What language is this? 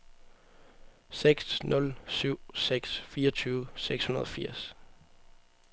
Danish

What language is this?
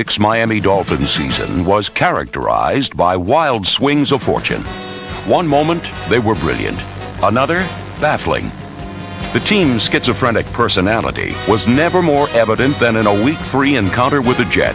English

